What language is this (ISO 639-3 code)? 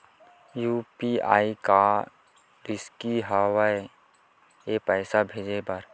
hne